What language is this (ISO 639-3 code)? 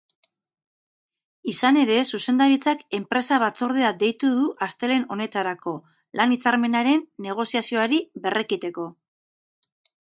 eus